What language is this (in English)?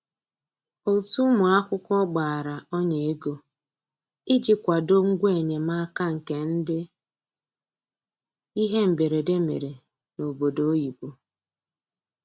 Igbo